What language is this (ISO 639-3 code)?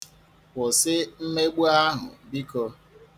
ibo